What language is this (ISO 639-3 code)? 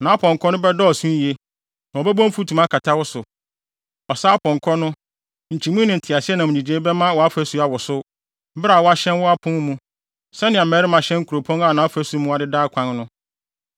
aka